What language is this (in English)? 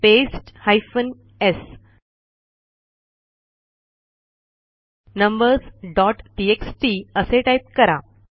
Marathi